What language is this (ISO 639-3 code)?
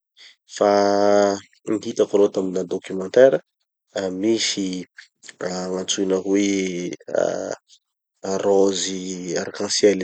txy